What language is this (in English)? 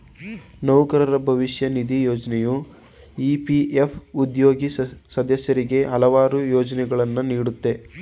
Kannada